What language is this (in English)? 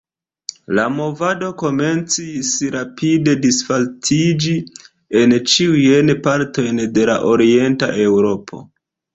Esperanto